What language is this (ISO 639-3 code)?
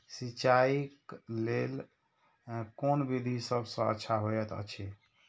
mai